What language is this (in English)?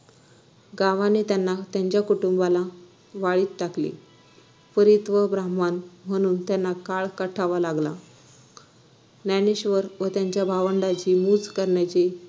Marathi